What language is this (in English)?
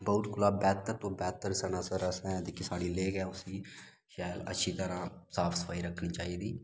Dogri